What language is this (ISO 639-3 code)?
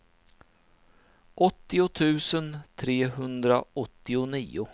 swe